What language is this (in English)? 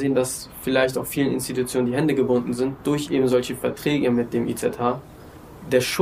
German